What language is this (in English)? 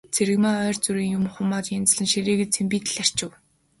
Mongolian